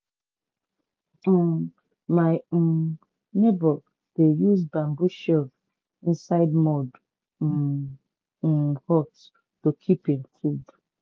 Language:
Nigerian Pidgin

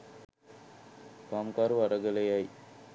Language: Sinhala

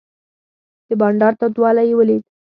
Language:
Pashto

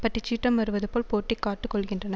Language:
Tamil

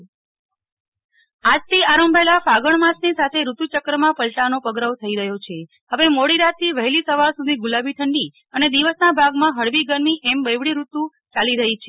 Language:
Gujarati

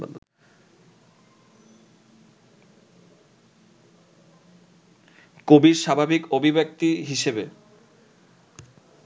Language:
Bangla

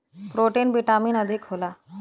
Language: Bhojpuri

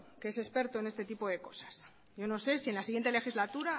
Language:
Spanish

